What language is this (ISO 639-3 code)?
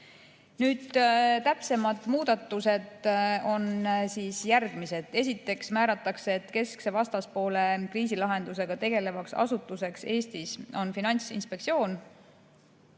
est